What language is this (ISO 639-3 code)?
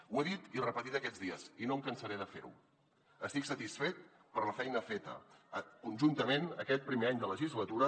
cat